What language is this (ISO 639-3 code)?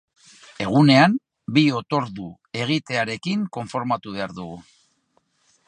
eus